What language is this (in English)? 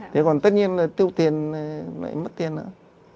Vietnamese